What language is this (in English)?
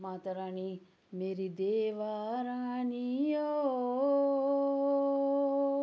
Dogri